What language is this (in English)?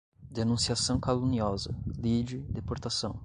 Portuguese